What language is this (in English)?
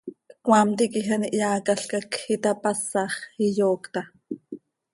Seri